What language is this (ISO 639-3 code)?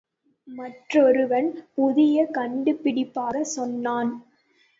tam